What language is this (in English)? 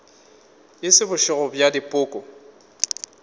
Northern Sotho